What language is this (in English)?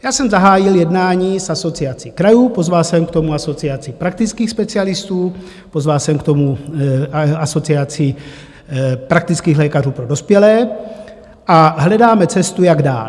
Czech